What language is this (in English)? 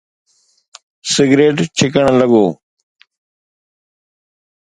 Sindhi